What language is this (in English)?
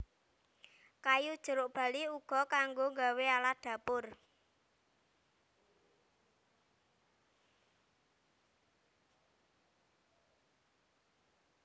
Javanese